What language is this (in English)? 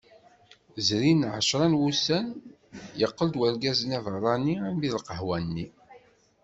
Kabyle